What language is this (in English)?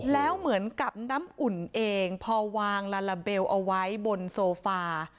Thai